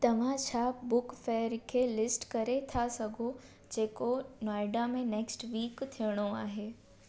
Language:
Sindhi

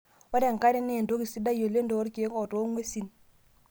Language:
Masai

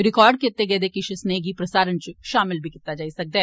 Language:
Dogri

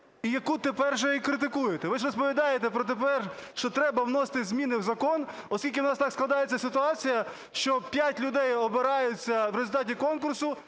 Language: Ukrainian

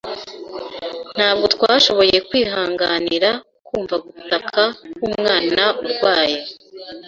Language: Kinyarwanda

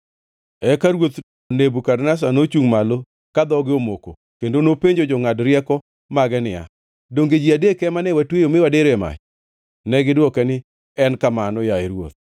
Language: Luo (Kenya and Tanzania)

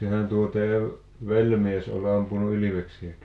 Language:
Finnish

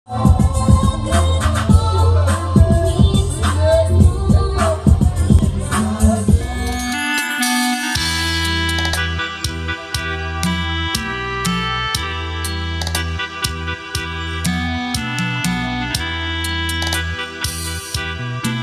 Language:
Thai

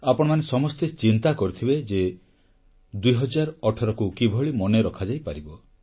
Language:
Odia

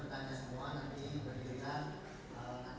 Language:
Indonesian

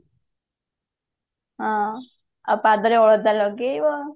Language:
Odia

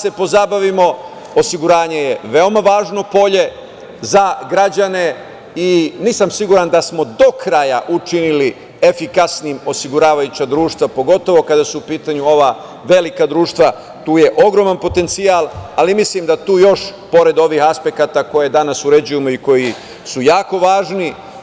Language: Serbian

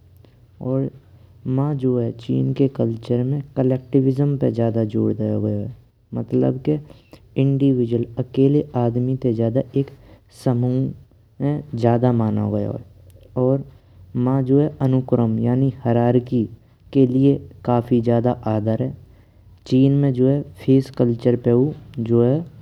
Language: Braj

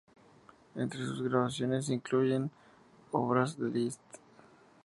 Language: Spanish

